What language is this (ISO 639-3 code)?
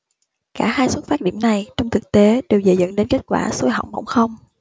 vie